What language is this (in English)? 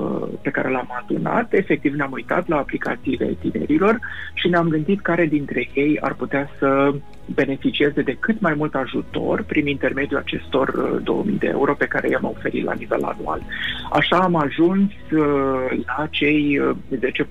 Romanian